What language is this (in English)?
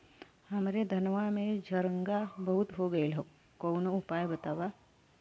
Bhojpuri